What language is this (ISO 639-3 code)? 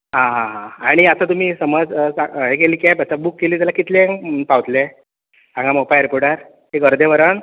kok